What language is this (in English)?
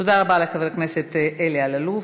Hebrew